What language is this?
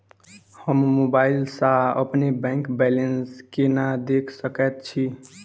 Maithili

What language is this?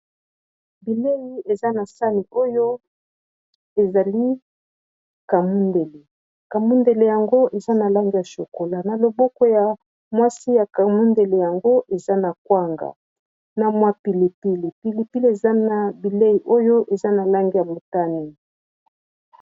Lingala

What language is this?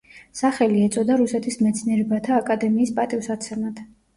Georgian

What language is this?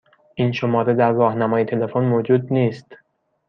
Persian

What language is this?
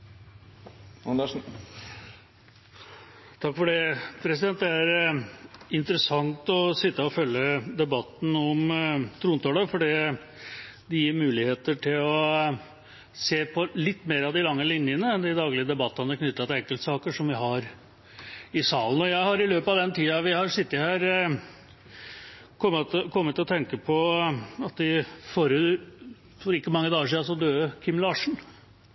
Norwegian Bokmål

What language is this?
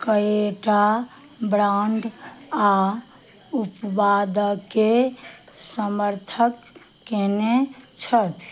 Maithili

